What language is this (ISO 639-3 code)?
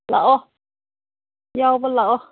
mni